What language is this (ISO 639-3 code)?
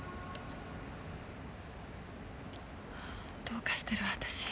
jpn